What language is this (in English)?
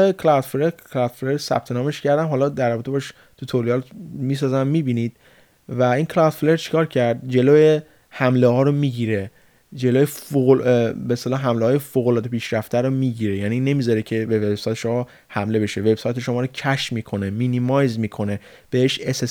Persian